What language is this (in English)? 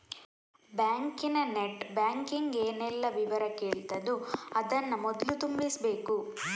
Kannada